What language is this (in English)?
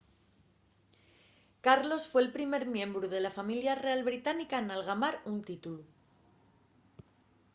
Asturian